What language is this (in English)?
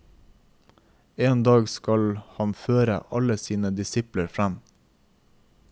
Norwegian